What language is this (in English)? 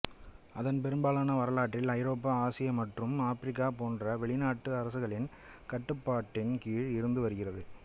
Tamil